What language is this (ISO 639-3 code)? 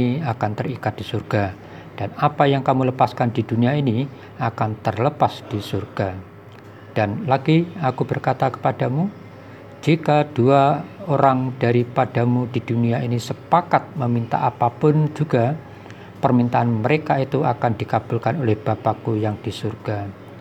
ind